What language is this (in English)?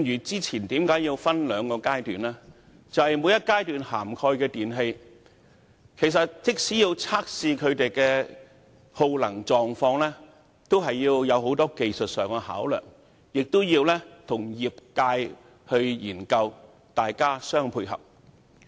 Cantonese